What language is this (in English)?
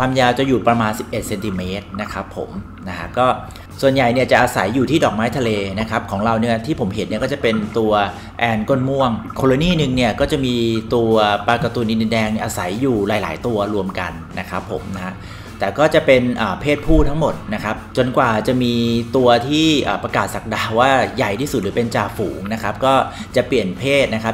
Thai